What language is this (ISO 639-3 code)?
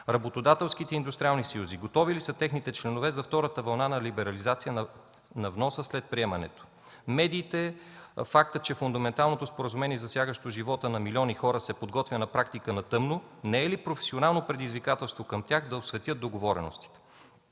bul